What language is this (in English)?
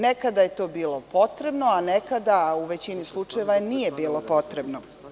Serbian